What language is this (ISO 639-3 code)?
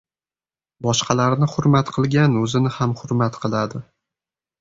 uzb